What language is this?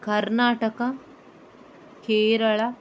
Kannada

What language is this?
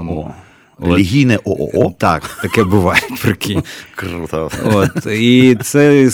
Ukrainian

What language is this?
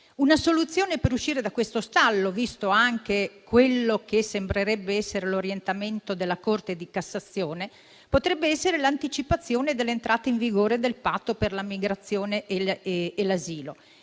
Italian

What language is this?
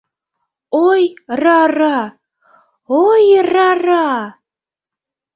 Mari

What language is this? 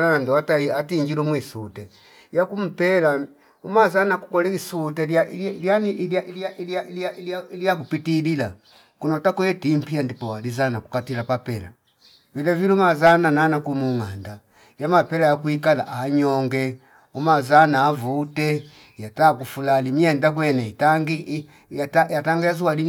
Fipa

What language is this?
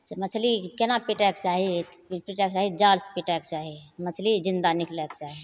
Maithili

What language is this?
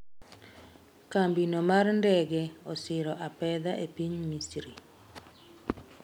Luo (Kenya and Tanzania)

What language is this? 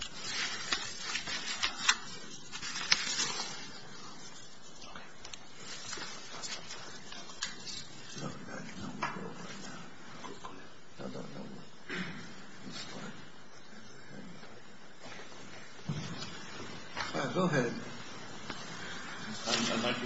English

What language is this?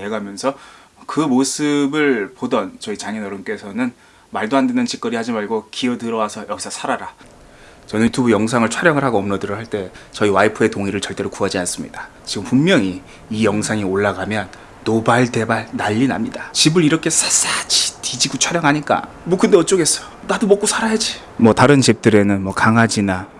Korean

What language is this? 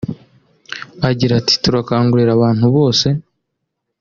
Kinyarwanda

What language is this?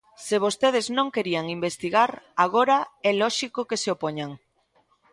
Galician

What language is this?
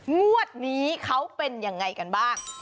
Thai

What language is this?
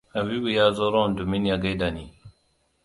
Hausa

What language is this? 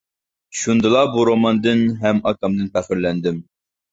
Uyghur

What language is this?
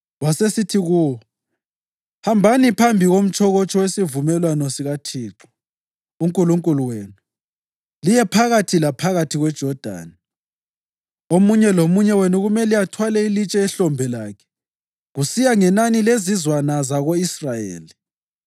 North Ndebele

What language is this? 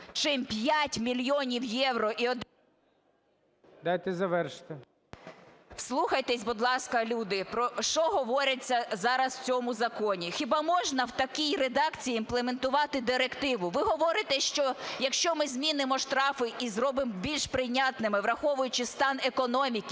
Ukrainian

